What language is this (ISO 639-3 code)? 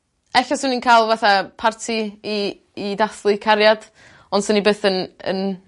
cym